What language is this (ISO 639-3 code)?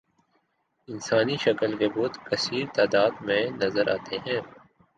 urd